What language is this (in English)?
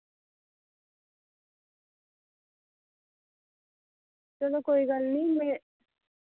Dogri